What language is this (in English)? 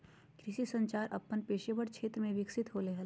Magahi